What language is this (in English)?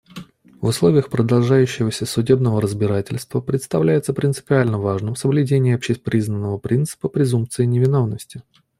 Russian